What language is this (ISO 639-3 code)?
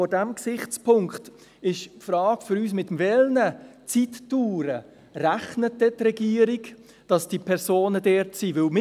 gsw